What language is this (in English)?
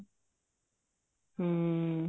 Punjabi